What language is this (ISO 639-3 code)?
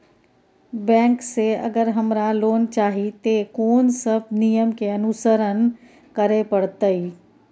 mai